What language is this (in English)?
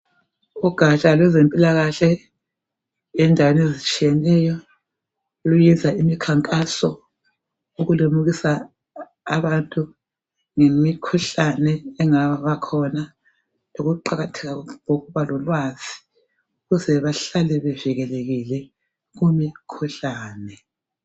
North Ndebele